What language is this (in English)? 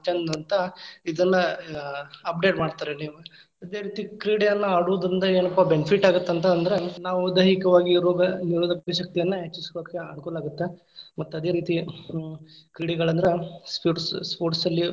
Kannada